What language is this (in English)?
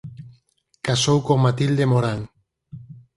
Galician